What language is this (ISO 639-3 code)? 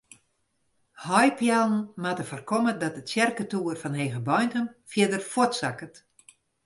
fry